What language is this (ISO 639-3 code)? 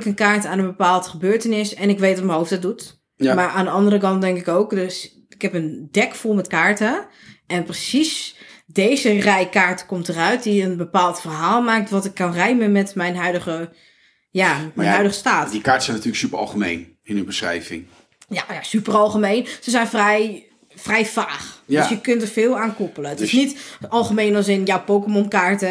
nld